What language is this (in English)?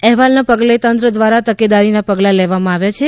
Gujarati